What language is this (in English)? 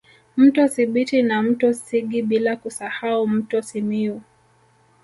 Swahili